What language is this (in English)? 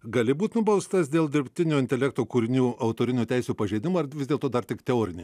Lithuanian